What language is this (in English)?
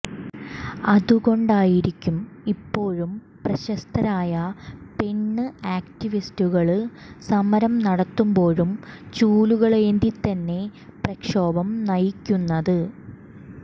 Malayalam